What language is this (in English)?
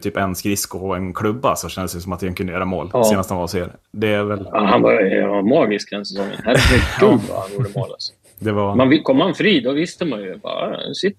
Swedish